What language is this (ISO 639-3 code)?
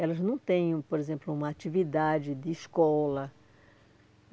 por